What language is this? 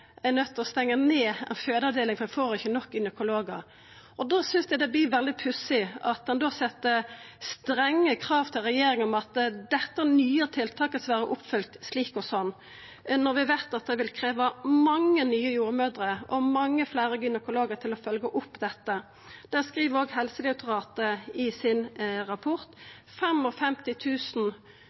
Norwegian Nynorsk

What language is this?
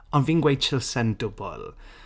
Welsh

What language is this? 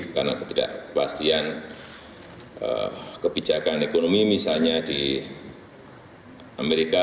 Indonesian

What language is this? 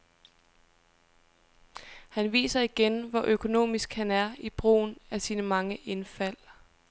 Danish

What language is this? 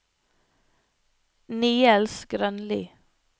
Norwegian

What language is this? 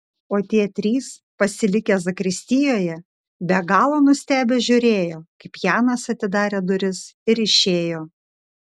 Lithuanian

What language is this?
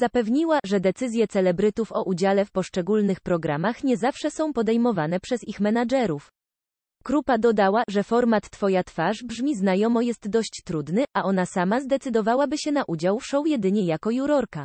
Polish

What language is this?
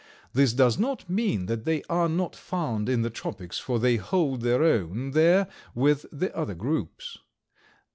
English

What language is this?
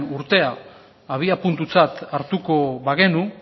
Basque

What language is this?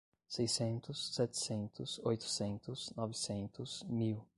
Portuguese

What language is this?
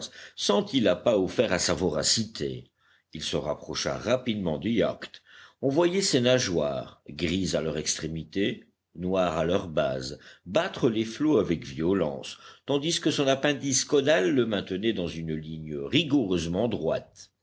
French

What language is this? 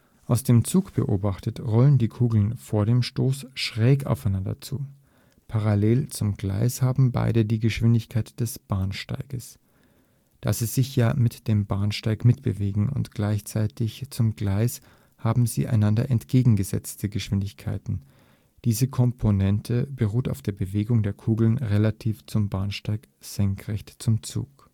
German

